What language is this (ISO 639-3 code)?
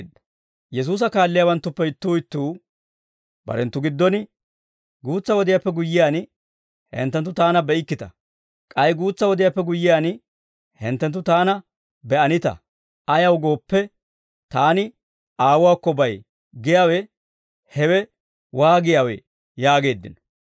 dwr